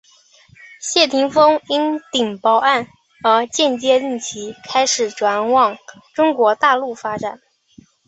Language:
Chinese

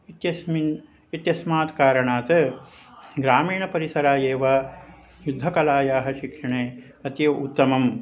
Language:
Sanskrit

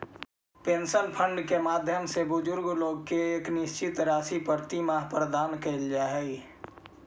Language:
Magahi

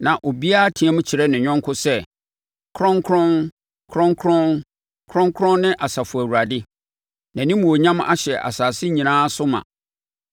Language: Akan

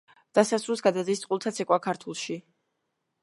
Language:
Georgian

